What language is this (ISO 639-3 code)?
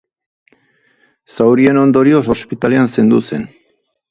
eus